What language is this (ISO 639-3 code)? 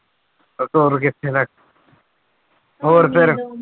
pan